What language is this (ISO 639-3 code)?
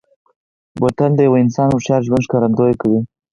pus